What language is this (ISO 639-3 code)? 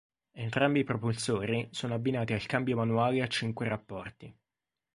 ita